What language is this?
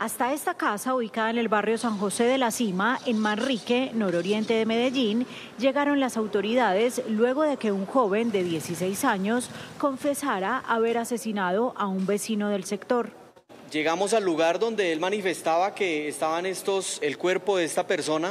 Spanish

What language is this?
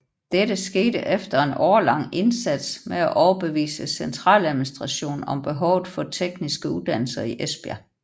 Danish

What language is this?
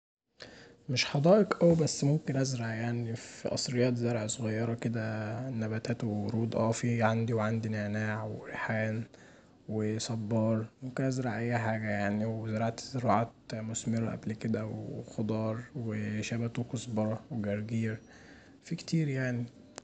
Egyptian Arabic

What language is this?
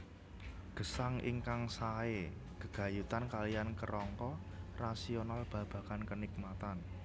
Javanese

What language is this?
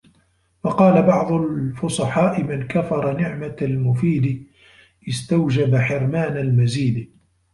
Arabic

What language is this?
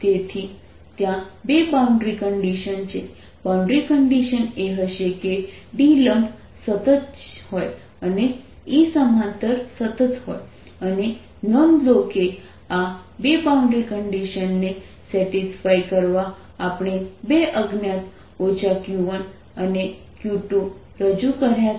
Gujarati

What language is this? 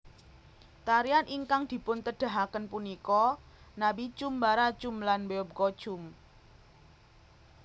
Javanese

